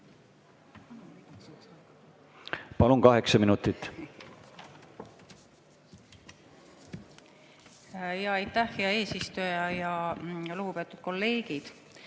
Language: Estonian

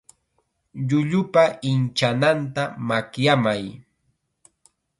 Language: Chiquián Ancash Quechua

